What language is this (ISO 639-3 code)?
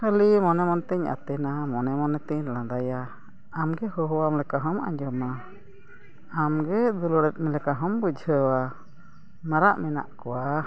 sat